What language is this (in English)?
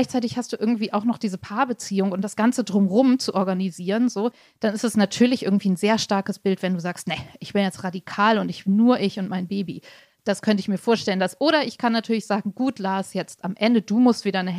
German